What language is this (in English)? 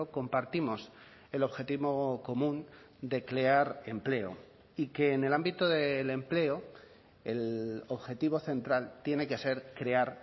Spanish